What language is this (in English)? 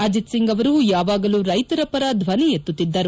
Kannada